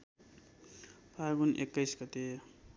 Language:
Nepali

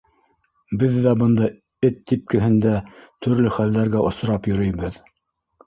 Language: Bashkir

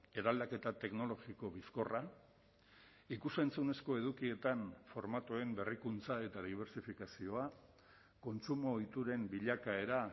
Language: Basque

